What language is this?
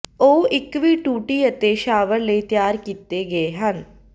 Punjabi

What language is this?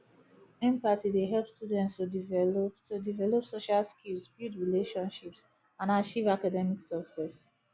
Nigerian Pidgin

